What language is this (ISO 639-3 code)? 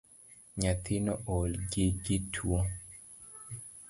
luo